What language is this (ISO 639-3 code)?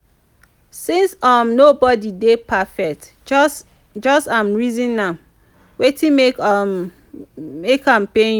pcm